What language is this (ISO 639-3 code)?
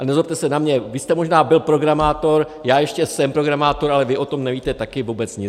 ces